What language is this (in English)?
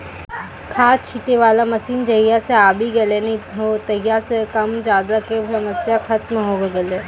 Maithili